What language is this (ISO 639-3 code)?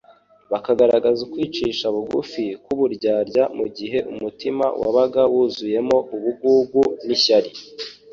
kin